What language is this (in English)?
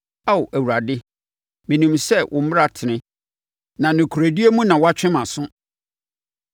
Akan